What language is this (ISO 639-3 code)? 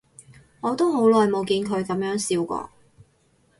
yue